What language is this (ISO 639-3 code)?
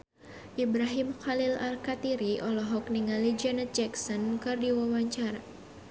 sun